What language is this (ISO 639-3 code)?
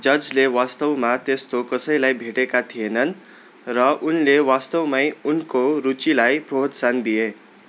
nep